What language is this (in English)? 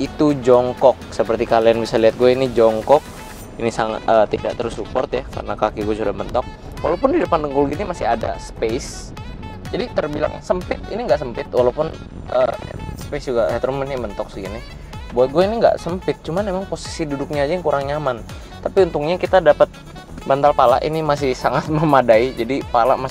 Indonesian